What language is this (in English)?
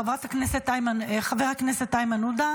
Hebrew